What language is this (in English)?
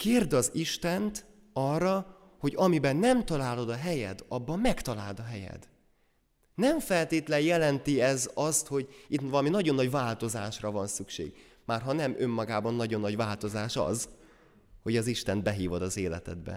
Hungarian